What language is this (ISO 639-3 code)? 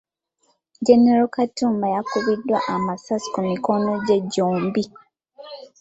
lug